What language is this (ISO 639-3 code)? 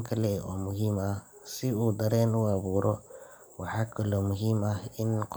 som